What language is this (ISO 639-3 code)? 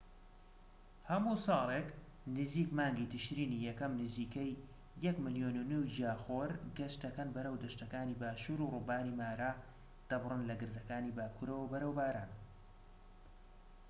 ckb